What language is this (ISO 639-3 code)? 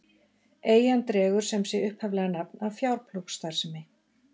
isl